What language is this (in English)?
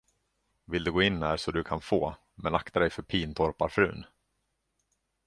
Swedish